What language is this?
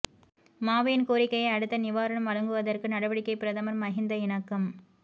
Tamil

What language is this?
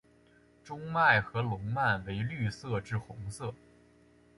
Chinese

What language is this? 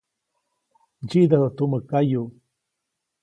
Copainalá Zoque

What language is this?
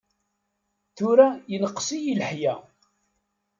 Kabyle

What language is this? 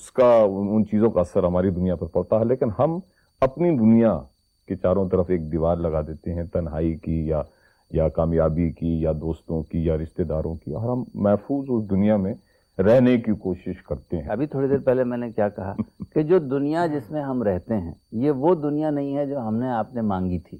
Urdu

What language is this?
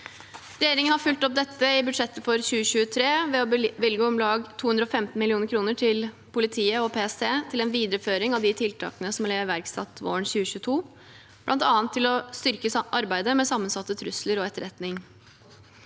Norwegian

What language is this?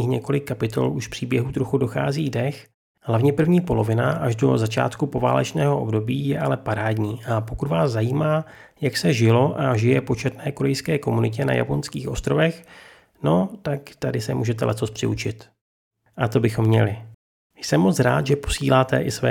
Czech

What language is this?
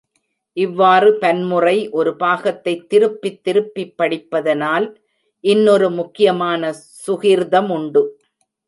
Tamil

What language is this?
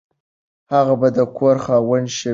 Pashto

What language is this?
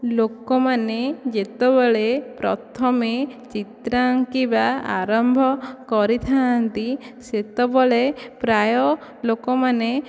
Odia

